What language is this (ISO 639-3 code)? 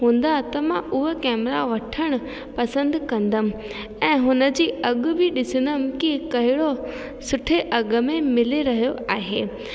snd